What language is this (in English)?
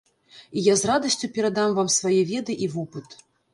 Belarusian